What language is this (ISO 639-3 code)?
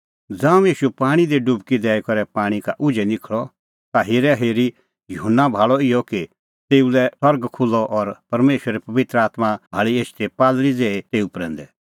kfx